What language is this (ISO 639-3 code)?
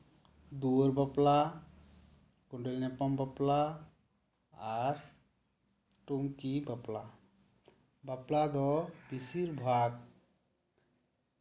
sat